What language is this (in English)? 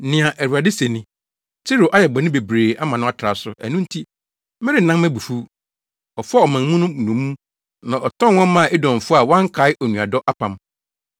Akan